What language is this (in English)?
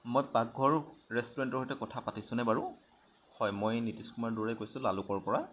Assamese